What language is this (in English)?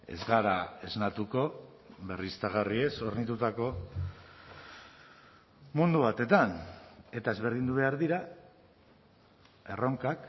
Basque